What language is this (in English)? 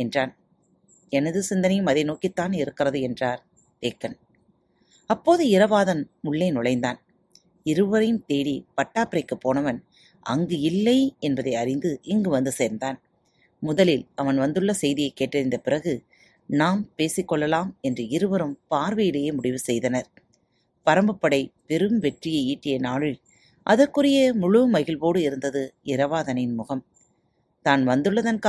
Tamil